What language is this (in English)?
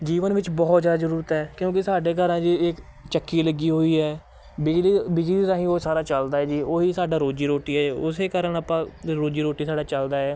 Punjabi